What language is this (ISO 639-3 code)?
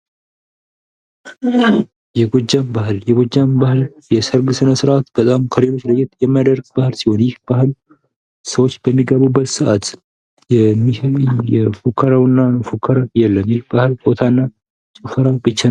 amh